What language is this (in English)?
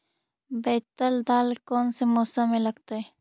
Magahi